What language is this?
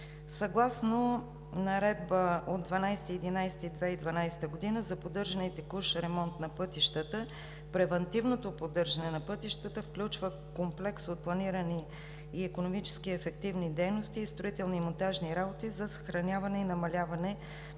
Bulgarian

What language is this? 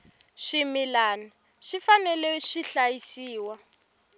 Tsonga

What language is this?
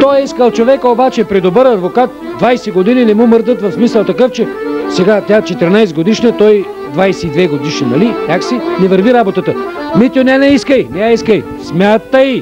Bulgarian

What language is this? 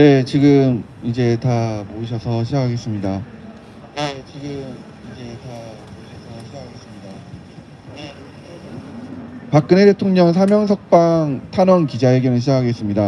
Korean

